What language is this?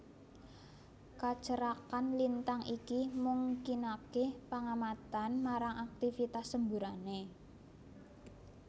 Javanese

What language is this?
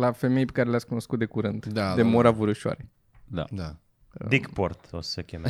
Romanian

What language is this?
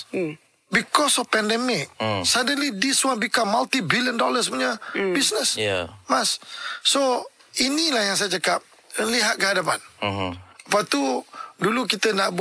Malay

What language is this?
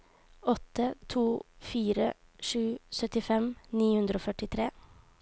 Norwegian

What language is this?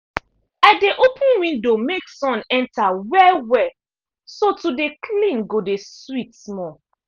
Nigerian Pidgin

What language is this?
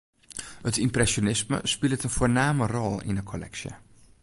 Western Frisian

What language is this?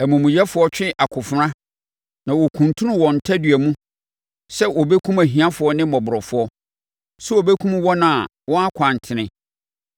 Akan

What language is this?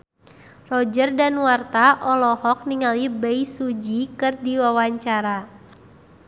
Sundanese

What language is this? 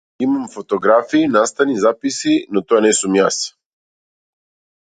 Macedonian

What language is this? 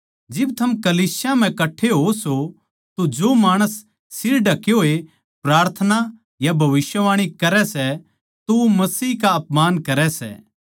Haryanvi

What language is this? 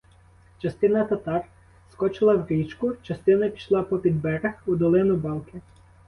Ukrainian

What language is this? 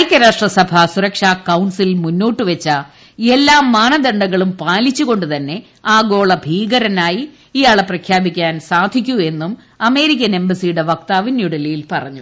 Malayalam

